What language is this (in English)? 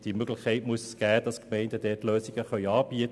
Swiss German